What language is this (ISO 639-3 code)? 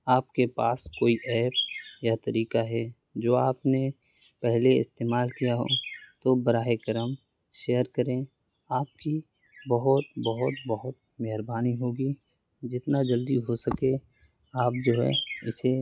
urd